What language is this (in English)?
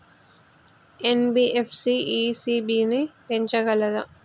Telugu